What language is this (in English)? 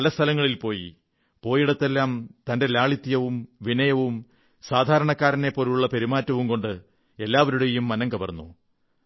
Malayalam